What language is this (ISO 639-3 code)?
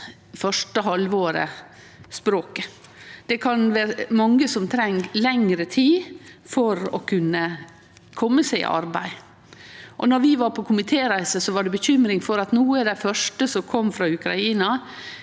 nor